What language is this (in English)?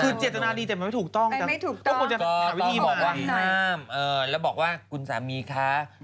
Thai